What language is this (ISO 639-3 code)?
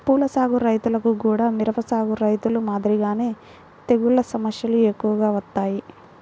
tel